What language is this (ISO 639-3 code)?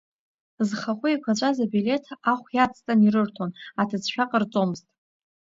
abk